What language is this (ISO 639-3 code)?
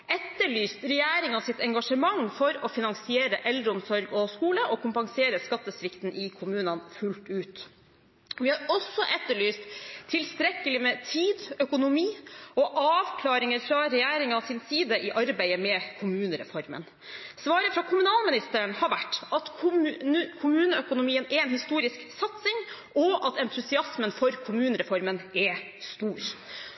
nob